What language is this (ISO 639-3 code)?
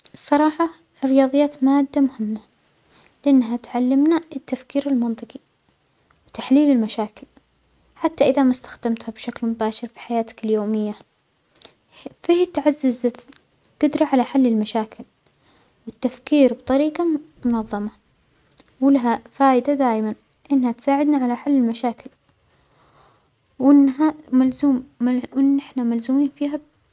acx